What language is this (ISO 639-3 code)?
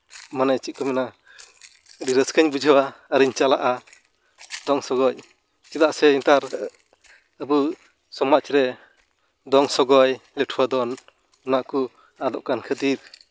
sat